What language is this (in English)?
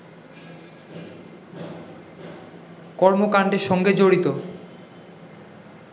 Bangla